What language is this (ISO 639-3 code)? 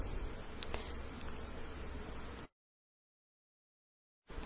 mal